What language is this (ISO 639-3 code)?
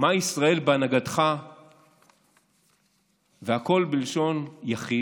heb